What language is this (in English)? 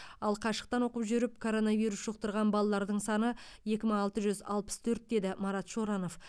Kazakh